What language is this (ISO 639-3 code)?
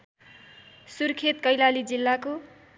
nep